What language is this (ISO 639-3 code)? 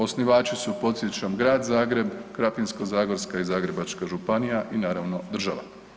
hrv